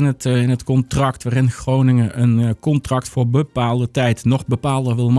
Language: Dutch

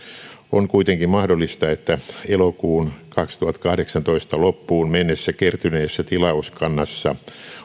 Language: Finnish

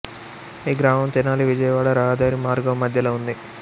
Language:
Telugu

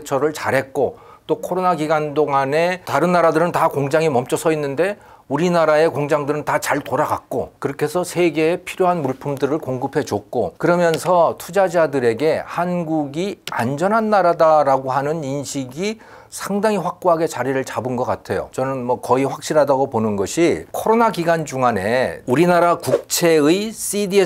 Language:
Korean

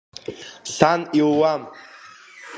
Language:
Abkhazian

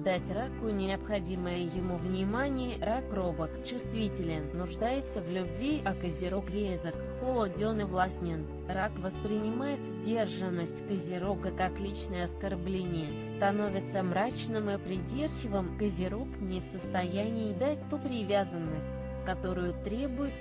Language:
Russian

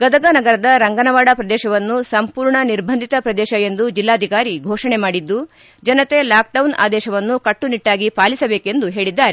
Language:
Kannada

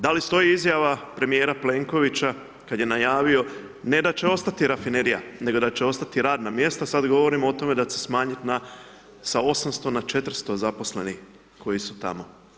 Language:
Croatian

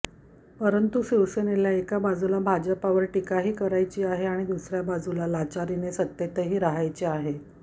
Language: Marathi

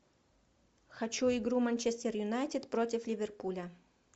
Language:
Russian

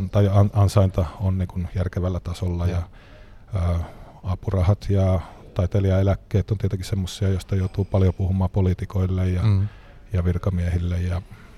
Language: Finnish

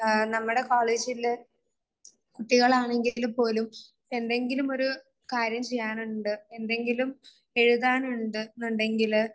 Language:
Malayalam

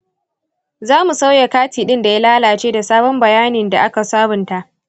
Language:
Hausa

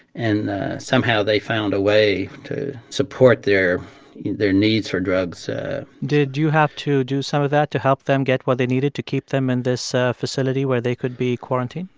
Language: English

